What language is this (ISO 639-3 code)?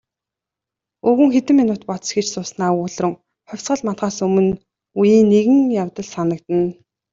mon